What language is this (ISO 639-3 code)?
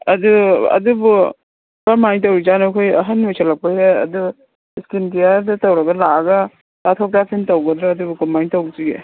mni